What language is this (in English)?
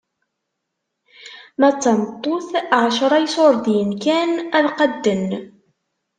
Kabyle